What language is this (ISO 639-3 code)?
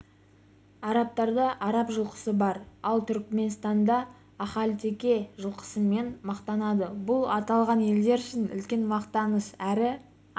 kaz